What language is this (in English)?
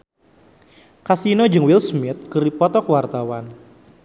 Sundanese